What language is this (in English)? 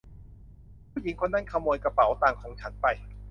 Thai